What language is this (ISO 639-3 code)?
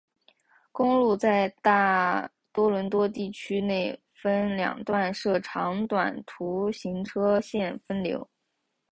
zho